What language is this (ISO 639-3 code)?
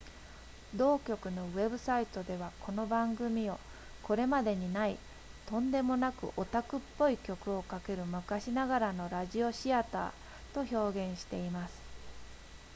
jpn